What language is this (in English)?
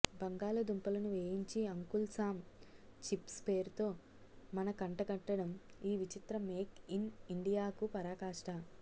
Telugu